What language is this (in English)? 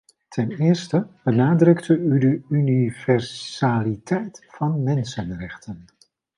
Dutch